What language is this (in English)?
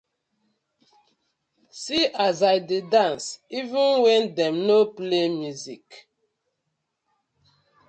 Nigerian Pidgin